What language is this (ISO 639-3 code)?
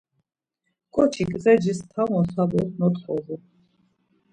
lzz